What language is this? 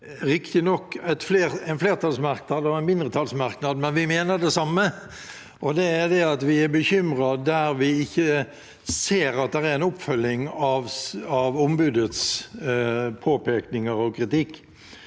Norwegian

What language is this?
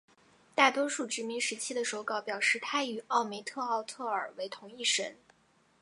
Chinese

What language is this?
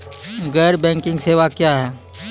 Maithili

